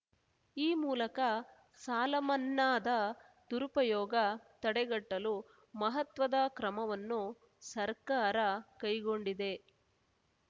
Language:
Kannada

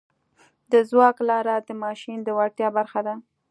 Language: Pashto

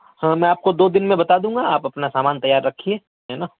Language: Urdu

